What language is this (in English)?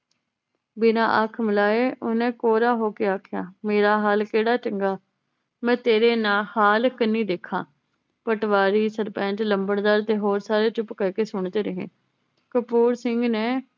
Punjabi